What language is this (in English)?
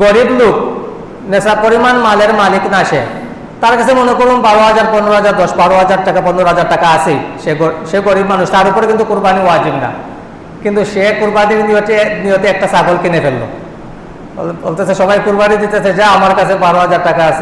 Indonesian